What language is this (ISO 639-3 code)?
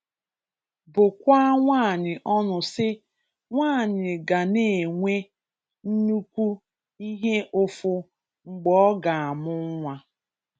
ibo